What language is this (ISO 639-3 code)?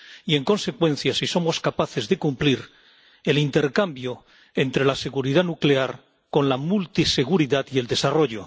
spa